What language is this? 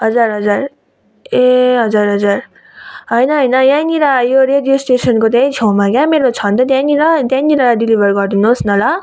Nepali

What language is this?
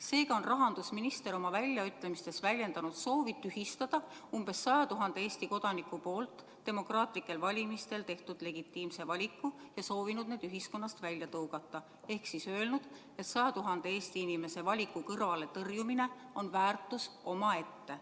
Estonian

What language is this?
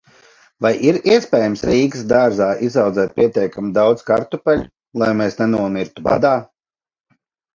Latvian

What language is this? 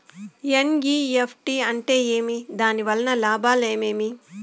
Telugu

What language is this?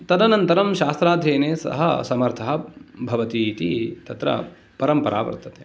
Sanskrit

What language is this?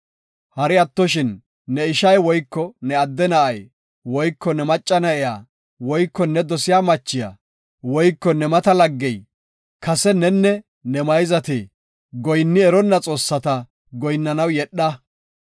Gofa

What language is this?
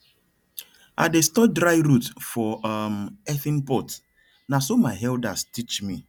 Nigerian Pidgin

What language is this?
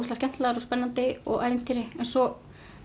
Icelandic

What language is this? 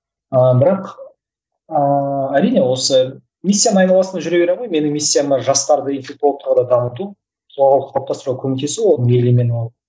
Kazakh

